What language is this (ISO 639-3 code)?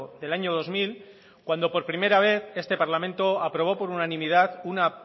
spa